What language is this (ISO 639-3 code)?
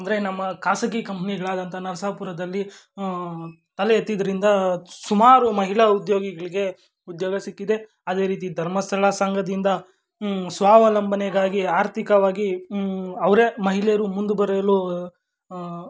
kan